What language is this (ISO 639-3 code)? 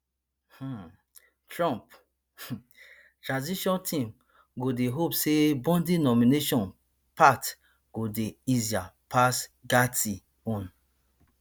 pcm